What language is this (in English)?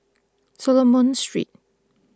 English